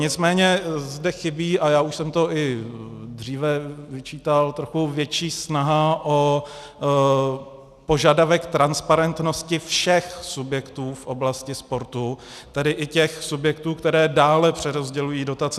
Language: Czech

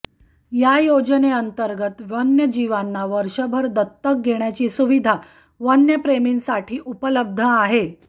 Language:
Marathi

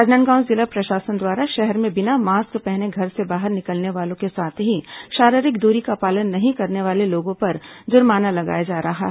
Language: Hindi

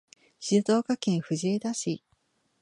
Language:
Japanese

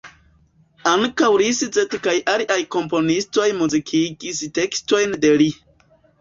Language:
Esperanto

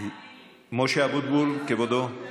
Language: Hebrew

